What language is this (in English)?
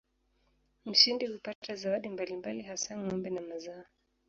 Swahili